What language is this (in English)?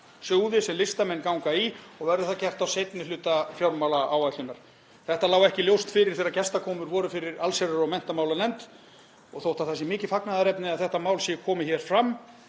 Icelandic